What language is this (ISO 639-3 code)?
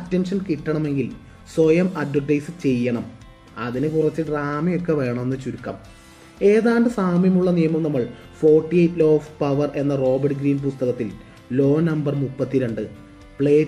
mal